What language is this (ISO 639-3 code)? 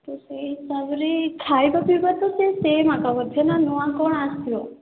ori